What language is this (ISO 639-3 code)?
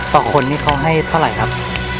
tha